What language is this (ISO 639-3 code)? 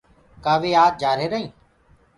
ggg